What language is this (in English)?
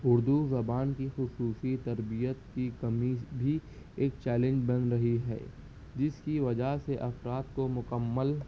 Urdu